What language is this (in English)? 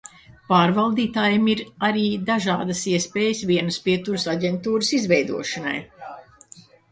Latvian